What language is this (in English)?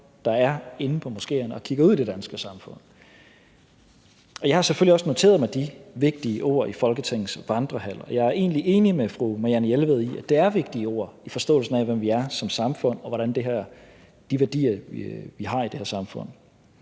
Danish